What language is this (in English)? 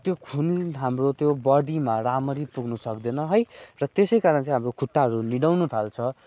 Nepali